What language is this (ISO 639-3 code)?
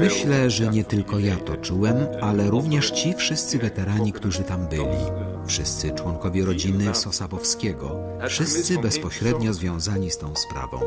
pol